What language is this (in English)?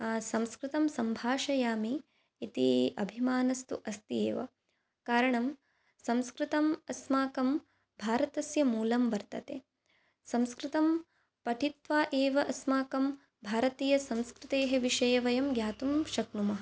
Sanskrit